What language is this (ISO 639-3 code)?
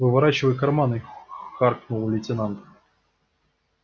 rus